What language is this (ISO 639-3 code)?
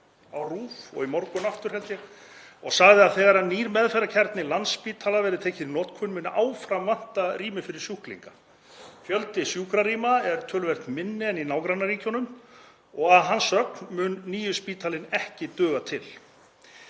isl